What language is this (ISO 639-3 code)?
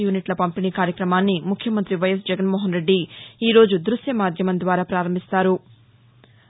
tel